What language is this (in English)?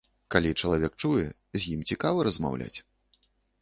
Belarusian